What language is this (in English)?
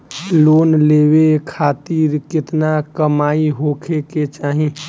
Bhojpuri